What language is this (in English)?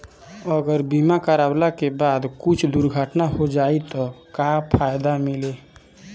Bhojpuri